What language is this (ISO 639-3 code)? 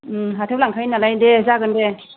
brx